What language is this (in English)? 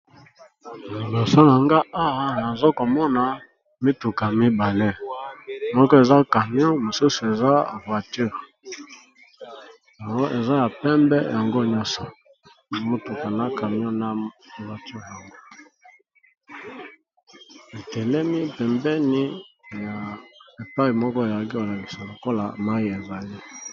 Lingala